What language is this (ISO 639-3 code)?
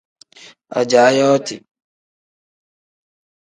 kdh